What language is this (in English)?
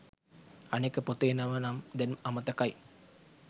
Sinhala